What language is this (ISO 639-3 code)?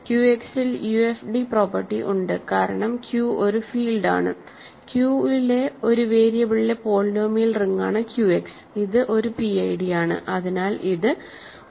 mal